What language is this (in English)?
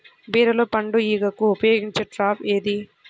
Telugu